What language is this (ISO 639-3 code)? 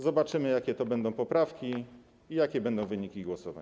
pol